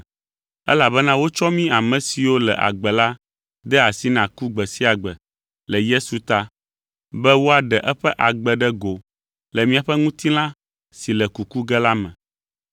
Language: Ewe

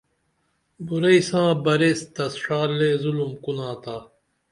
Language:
Dameli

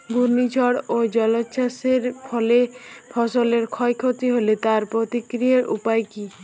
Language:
Bangla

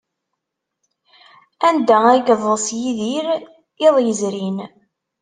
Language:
Kabyle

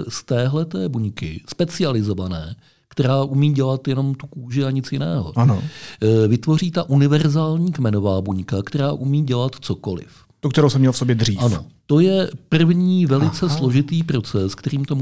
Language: Czech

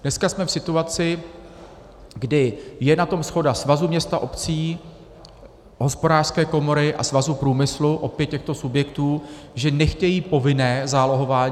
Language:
Czech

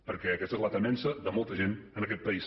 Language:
Catalan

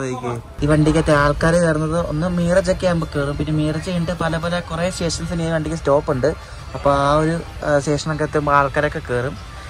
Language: Malayalam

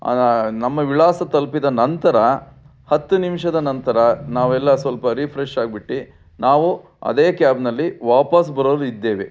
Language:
Kannada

